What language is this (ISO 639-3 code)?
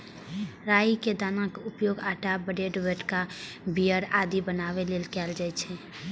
mai